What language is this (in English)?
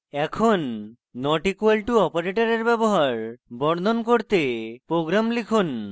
Bangla